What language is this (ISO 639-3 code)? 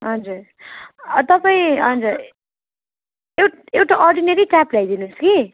nep